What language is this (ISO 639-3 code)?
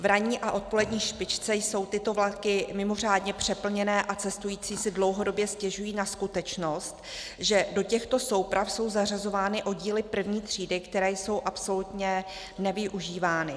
ces